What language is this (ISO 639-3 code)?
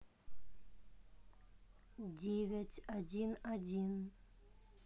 rus